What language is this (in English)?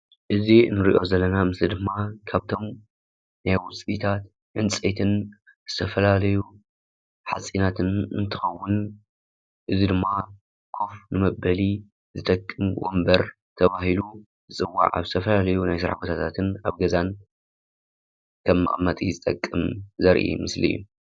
Tigrinya